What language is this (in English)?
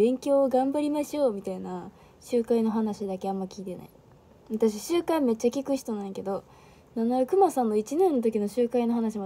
Japanese